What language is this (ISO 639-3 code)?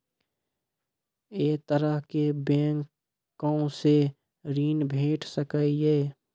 mai